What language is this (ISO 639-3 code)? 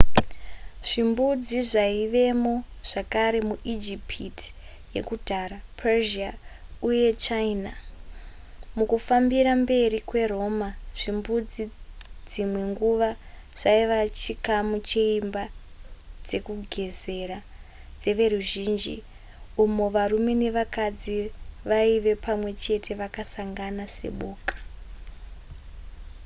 sna